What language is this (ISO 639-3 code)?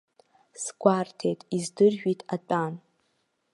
abk